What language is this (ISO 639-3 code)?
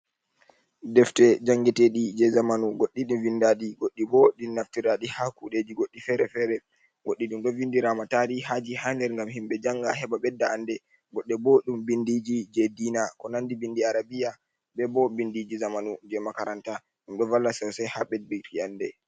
ful